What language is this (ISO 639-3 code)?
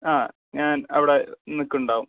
mal